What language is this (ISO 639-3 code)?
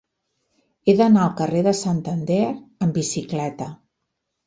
cat